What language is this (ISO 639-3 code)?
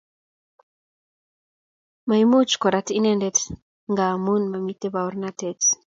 kln